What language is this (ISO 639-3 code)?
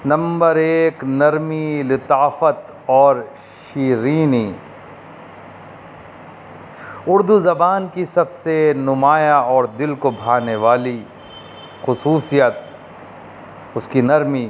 urd